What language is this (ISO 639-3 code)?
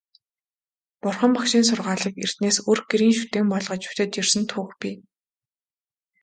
mon